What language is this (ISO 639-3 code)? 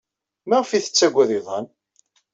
kab